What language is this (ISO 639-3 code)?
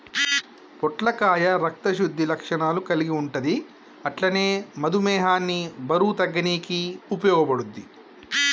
tel